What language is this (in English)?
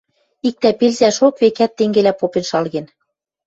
Western Mari